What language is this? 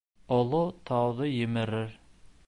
Bashkir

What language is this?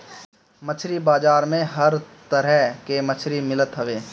Bhojpuri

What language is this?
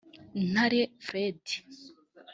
Kinyarwanda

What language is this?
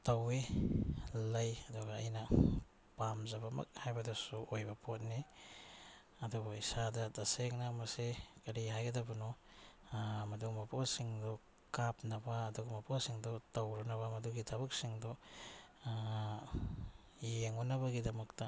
Manipuri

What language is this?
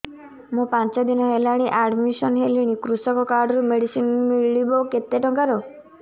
Odia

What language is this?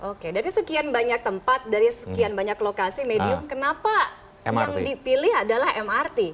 Indonesian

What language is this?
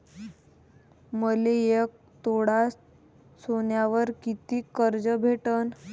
Marathi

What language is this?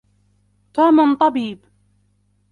Arabic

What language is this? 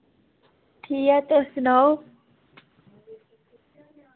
Dogri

